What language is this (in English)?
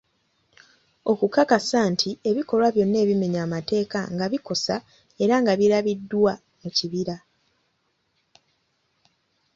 Ganda